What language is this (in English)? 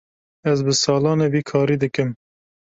Kurdish